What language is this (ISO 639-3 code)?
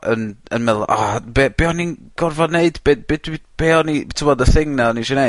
cym